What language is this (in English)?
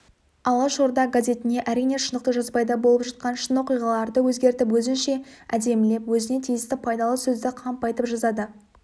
Kazakh